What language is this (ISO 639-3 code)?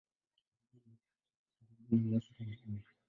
swa